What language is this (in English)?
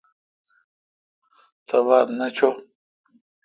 Kalkoti